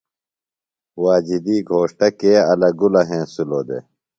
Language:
Phalura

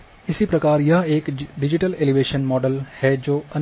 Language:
Hindi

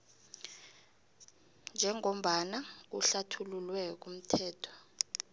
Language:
South Ndebele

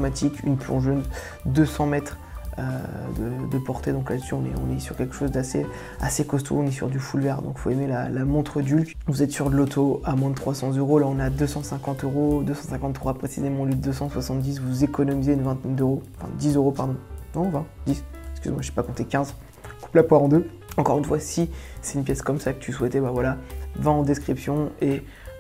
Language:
French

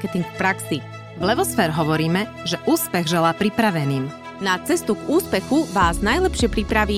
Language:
Slovak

